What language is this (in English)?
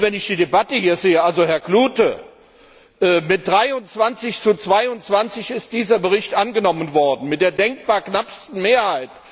German